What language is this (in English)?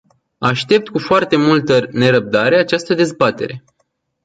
Romanian